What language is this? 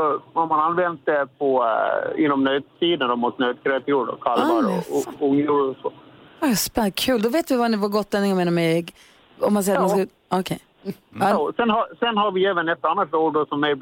Swedish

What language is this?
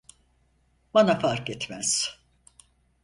Turkish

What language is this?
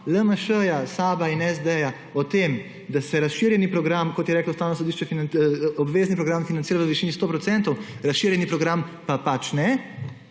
Slovenian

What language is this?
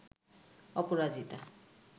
Bangla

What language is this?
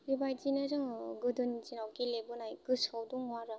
Bodo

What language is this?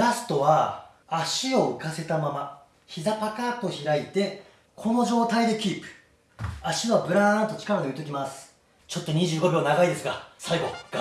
Japanese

